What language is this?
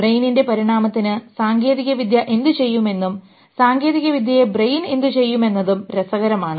Malayalam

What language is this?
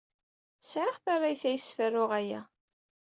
Kabyle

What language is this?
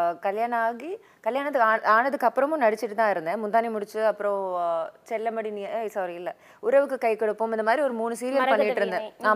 Tamil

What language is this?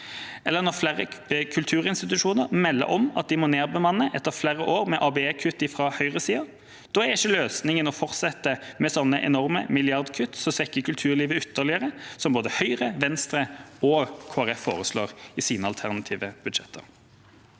Norwegian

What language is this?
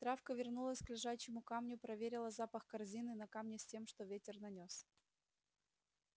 Russian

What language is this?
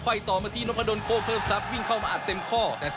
Thai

